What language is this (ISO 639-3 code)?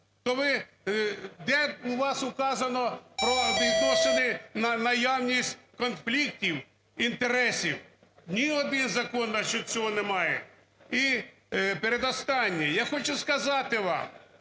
ukr